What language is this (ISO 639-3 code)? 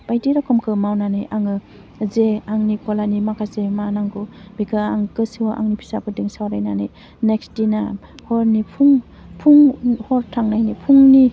brx